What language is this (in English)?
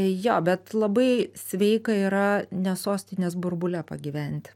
Lithuanian